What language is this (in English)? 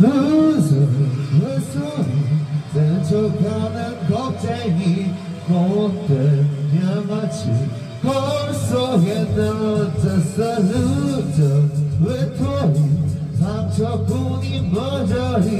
Romanian